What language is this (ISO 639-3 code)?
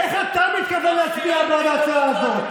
heb